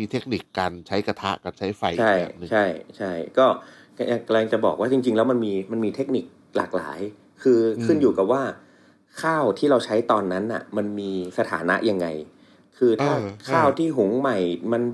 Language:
Thai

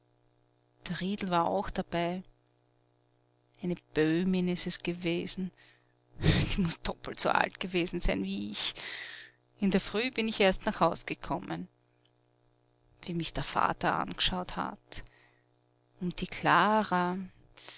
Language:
German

